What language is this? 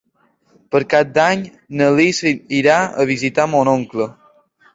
Catalan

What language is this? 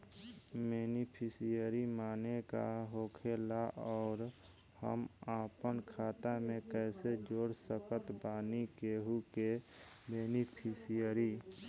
Bhojpuri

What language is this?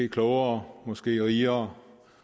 Danish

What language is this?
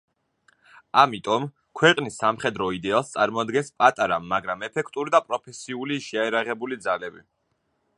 Georgian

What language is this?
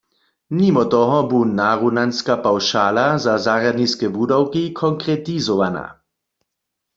Upper Sorbian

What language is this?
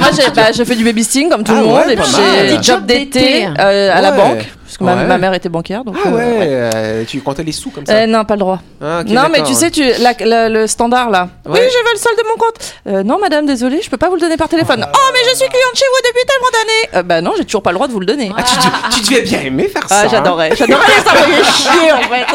French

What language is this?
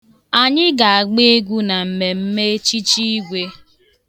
Igbo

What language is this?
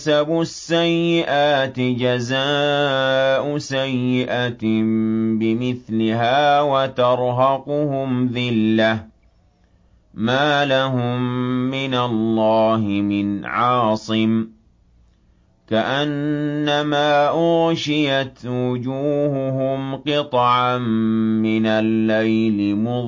Arabic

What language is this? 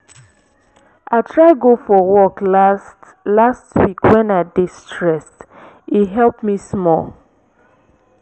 Nigerian Pidgin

